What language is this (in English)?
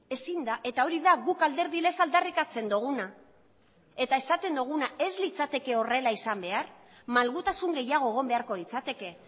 Basque